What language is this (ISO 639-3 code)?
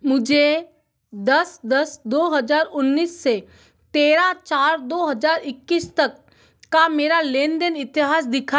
hin